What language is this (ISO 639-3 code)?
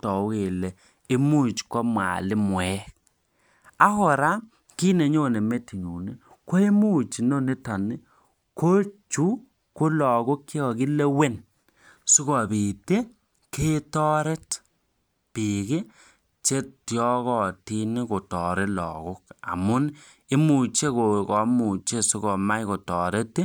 kln